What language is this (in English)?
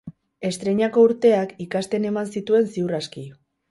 Basque